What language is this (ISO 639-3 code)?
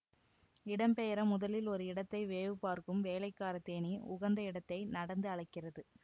tam